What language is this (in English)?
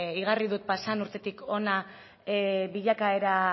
Basque